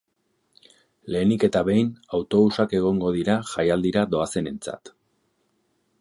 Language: Basque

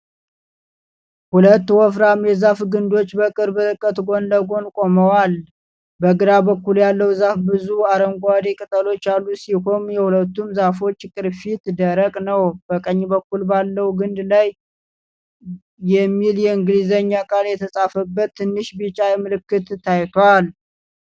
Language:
Amharic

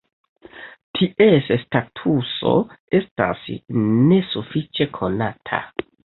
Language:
Esperanto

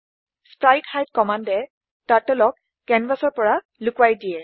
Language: Assamese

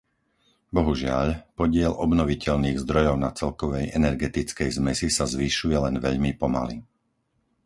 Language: Slovak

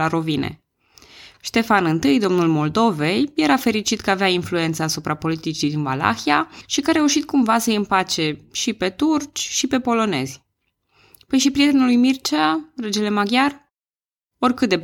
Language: Romanian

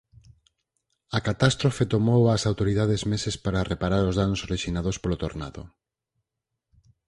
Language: Galician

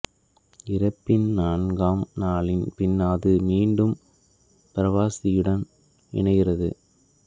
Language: Tamil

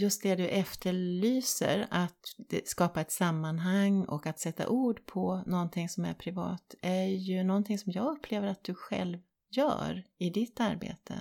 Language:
Swedish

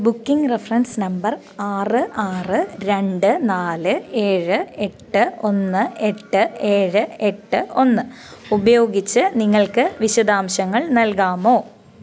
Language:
Malayalam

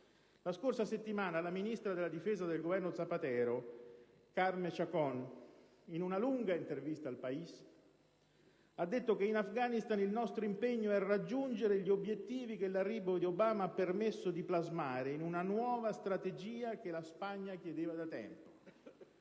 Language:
Italian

